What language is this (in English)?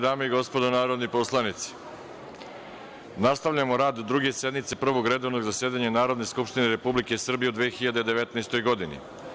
Serbian